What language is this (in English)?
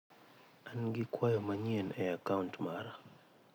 Luo (Kenya and Tanzania)